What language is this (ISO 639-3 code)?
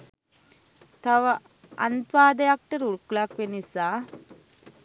sin